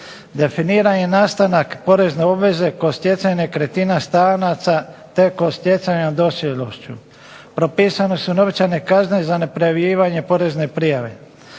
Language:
Croatian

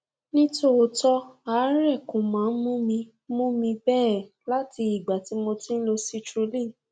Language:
Yoruba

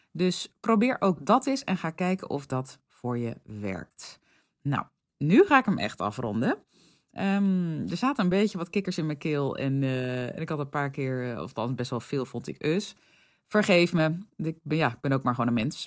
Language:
Dutch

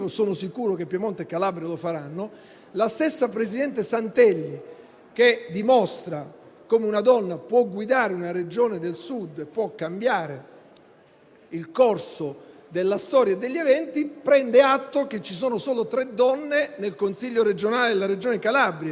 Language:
Italian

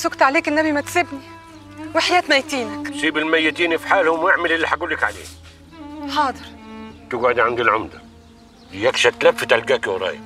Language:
Arabic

